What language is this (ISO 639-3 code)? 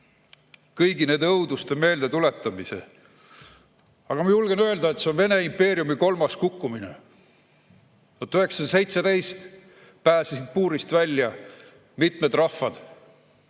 est